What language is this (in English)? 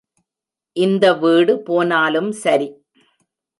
Tamil